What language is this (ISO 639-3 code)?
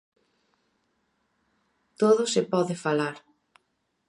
glg